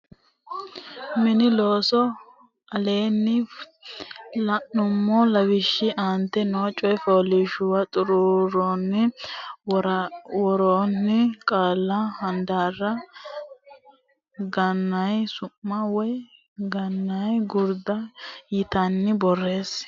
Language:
Sidamo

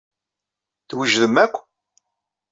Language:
Kabyle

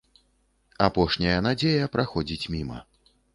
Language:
Belarusian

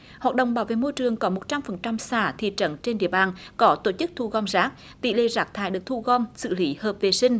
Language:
Vietnamese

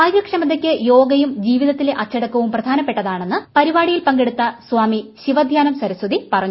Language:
Malayalam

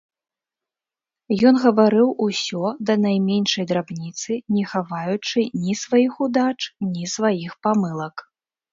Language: Belarusian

